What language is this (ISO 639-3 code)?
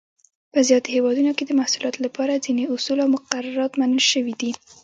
pus